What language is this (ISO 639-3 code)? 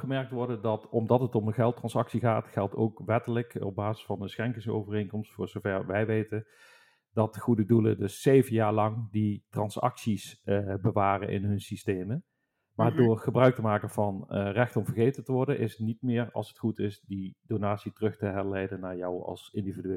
nld